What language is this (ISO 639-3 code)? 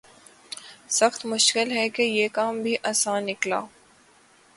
urd